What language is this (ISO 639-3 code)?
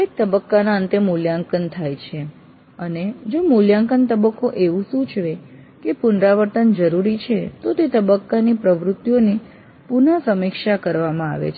guj